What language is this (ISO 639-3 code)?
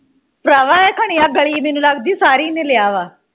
pan